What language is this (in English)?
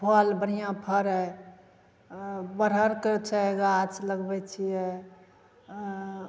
Maithili